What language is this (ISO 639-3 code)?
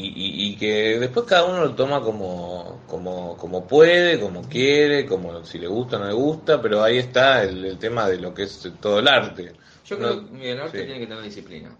spa